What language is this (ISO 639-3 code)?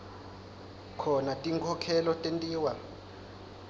ssw